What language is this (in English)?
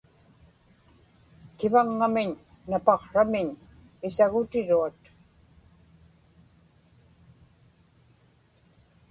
Inupiaq